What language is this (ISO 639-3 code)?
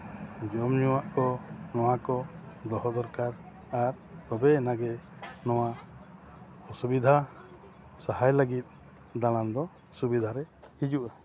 sat